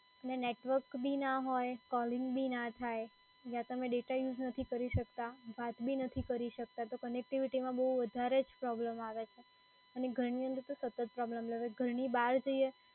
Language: Gujarati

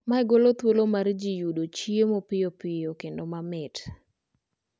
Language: Luo (Kenya and Tanzania)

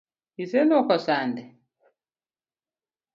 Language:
Luo (Kenya and Tanzania)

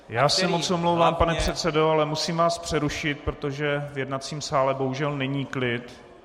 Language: Czech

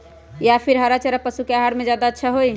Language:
Magahi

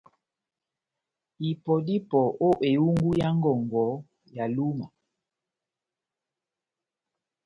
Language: Batanga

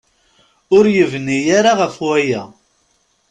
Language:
Kabyle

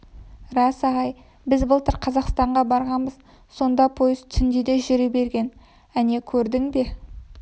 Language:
Kazakh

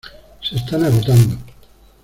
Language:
Spanish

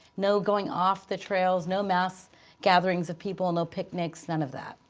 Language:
English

